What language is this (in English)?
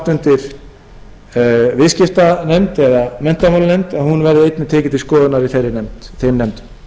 Icelandic